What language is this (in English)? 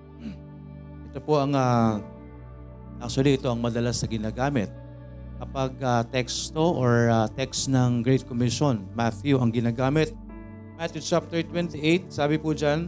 Filipino